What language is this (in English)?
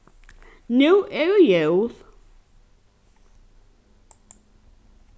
Faroese